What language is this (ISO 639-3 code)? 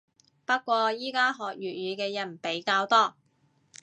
yue